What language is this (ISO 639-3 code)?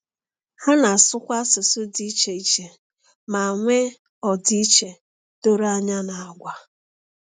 ibo